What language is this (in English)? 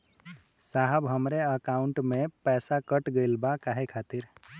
Bhojpuri